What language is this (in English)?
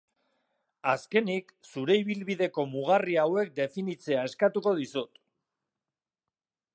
Basque